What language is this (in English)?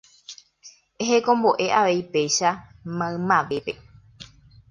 Guarani